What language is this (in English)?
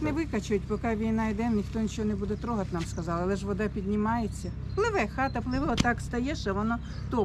Russian